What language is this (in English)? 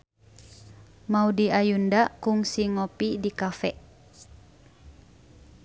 Sundanese